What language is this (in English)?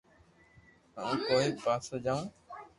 Loarki